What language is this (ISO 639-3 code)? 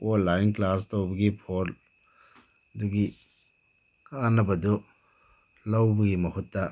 mni